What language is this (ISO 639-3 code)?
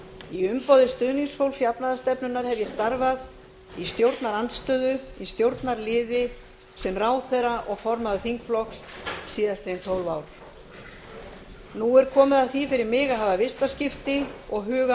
isl